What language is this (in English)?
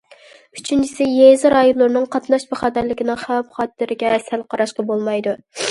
Uyghur